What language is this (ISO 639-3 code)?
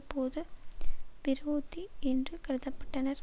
tam